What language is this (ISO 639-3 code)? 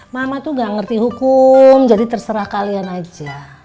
ind